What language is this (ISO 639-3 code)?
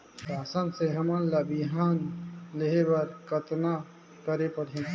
hne